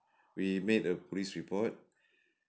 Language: English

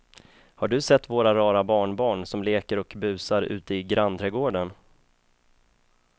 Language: Swedish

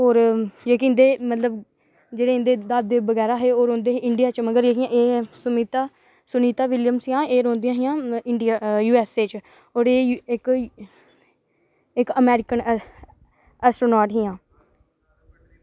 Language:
Dogri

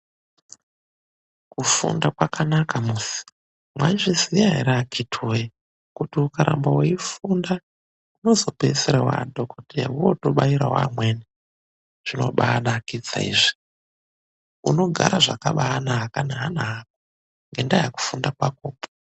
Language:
Ndau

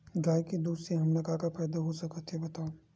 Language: Chhattisgarhi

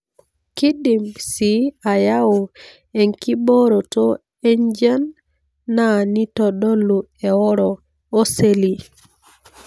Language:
Masai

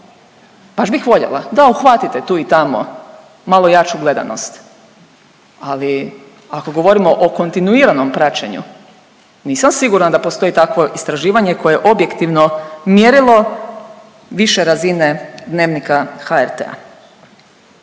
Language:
Croatian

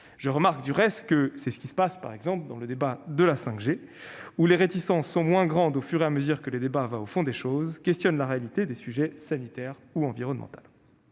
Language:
French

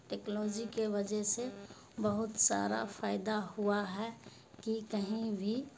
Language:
Urdu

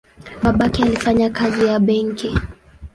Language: Swahili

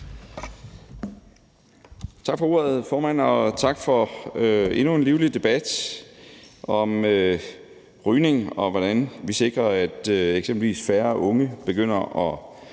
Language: Danish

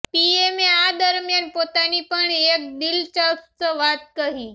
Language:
Gujarati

